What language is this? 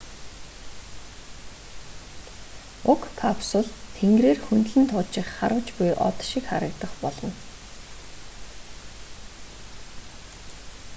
Mongolian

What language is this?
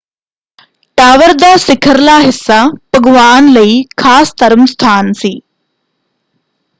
Punjabi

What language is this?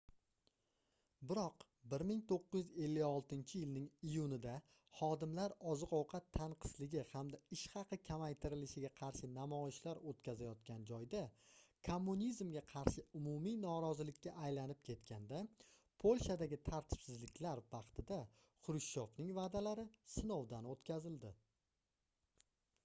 Uzbek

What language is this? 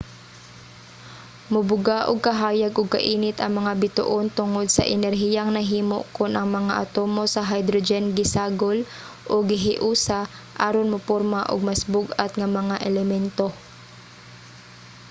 Cebuano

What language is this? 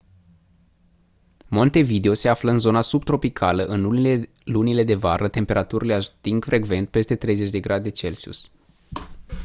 Romanian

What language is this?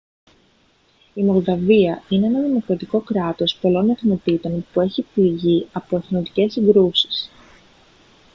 Greek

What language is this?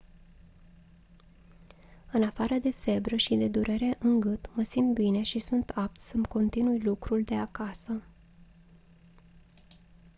Romanian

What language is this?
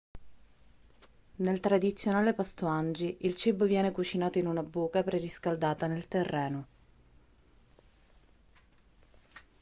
Italian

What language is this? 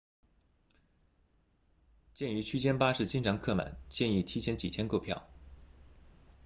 Chinese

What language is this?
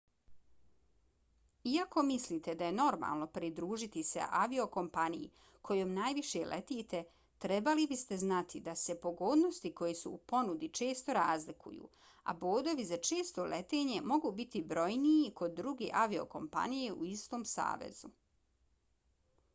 Bosnian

